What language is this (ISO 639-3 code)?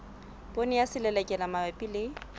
sot